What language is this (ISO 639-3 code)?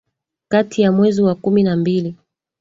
swa